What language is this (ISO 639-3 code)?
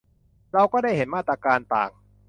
tha